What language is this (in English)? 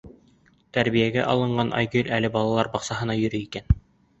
Bashkir